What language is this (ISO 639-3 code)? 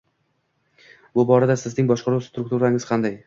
uzb